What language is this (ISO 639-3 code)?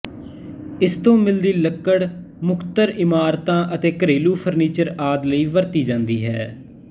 pan